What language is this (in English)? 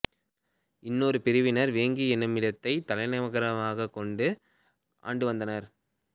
Tamil